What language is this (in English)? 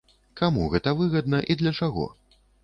Belarusian